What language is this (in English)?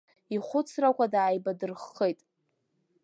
Abkhazian